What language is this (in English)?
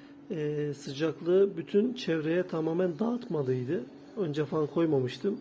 Turkish